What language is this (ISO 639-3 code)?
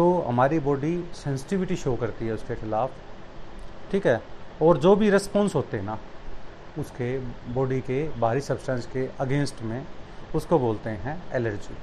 hin